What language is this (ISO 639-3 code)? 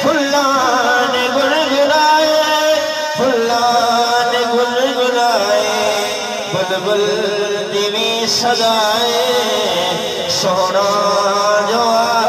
ara